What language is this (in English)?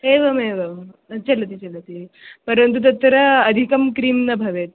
Sanskrit